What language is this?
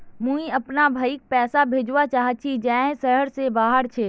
Magahi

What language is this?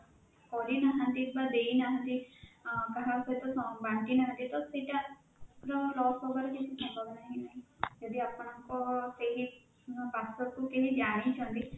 Odia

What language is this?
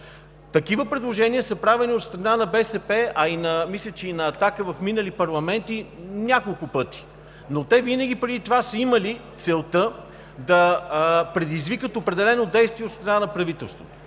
Bulgarian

